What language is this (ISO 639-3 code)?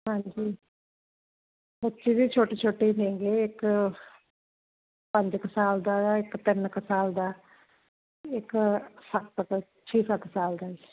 pan